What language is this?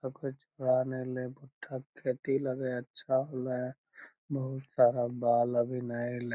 Magahi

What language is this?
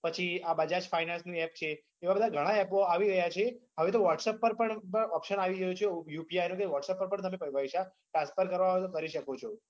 Gujarati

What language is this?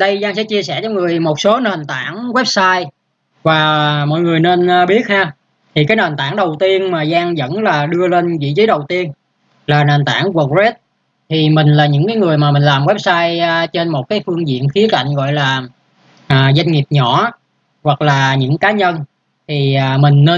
Vietnamese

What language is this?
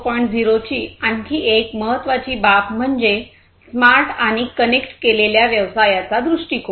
Marathi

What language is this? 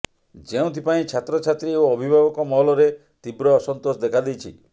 Odia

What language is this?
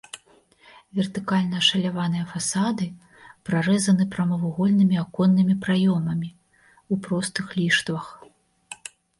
Belarusian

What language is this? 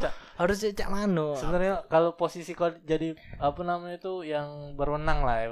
Indonesian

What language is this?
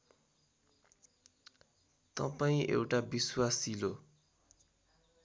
Nepali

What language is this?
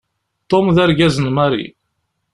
Kabyle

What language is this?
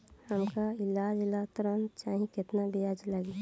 Bhojpuri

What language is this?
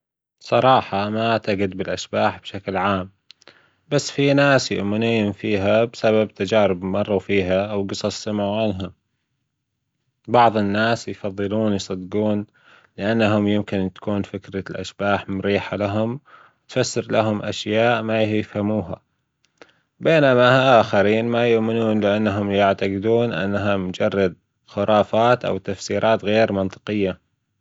Gulf Arabic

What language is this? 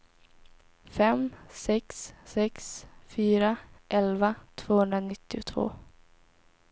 Swedish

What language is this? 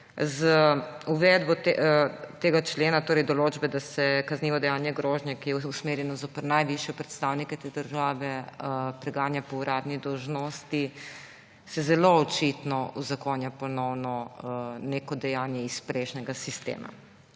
Slovenian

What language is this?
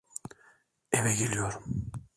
Turkish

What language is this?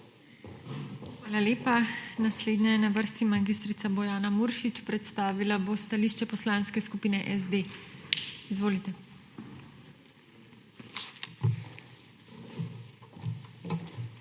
Slovenian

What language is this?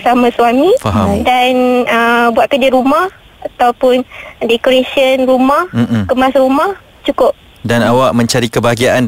Malay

